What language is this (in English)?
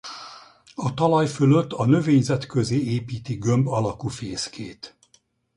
Hungarian